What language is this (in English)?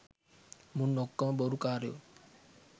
Sinhala